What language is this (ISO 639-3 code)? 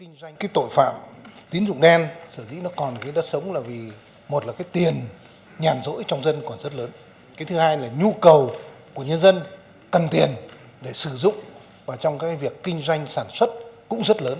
vie